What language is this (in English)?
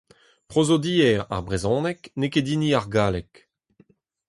Breton